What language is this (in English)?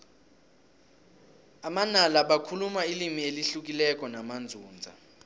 South Ndebele